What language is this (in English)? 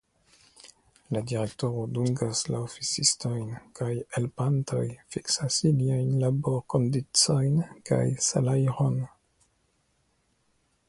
Esperanto